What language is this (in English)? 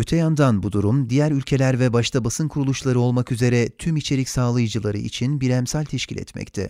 Turkish